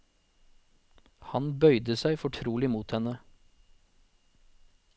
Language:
Norwegian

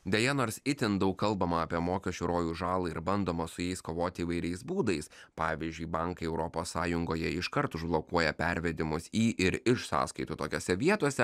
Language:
Lithuanian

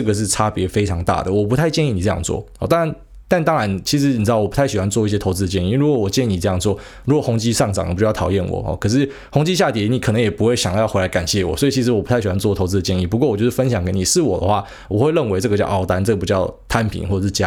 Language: Chinese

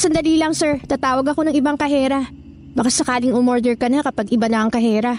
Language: Filipino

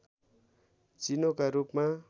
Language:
Nepali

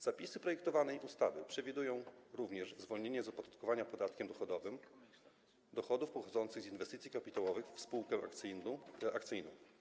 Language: Polish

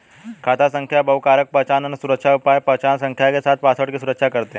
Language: Hindi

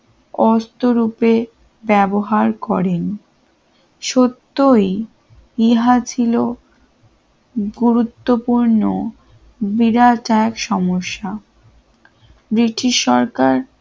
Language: Bangla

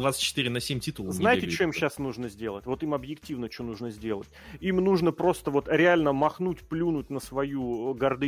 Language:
Russian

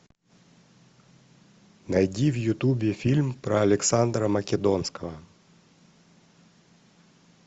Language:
Russian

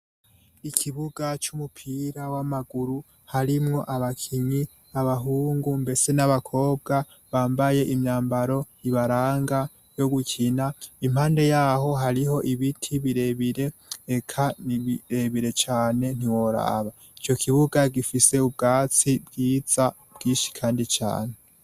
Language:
Rundi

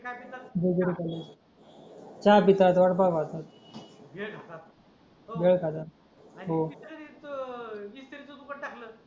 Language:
Marathi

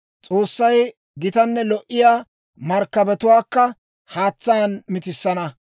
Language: Dawro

